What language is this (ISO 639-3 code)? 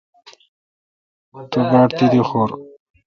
xka